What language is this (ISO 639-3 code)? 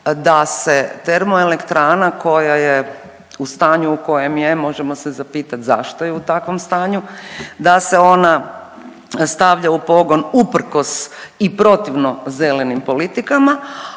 hrv